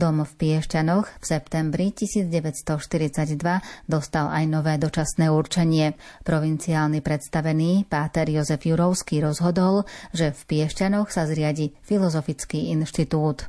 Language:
Slovak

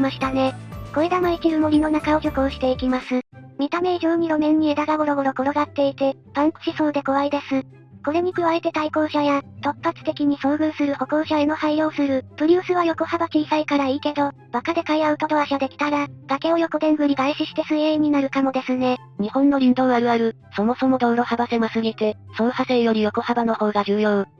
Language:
Japanese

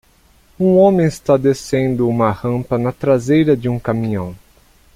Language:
Portuguese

